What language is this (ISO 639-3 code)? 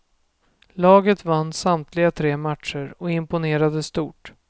swe